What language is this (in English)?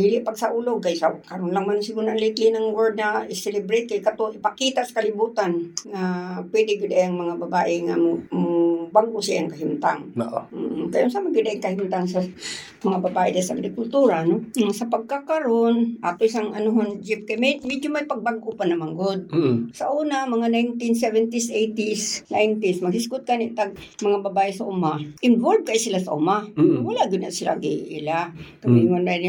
Filipino